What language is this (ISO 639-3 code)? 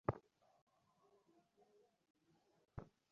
ben